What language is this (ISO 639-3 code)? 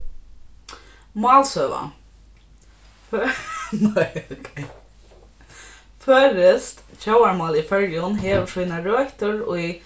fao